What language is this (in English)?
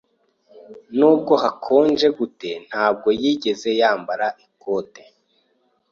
Kinyarwanda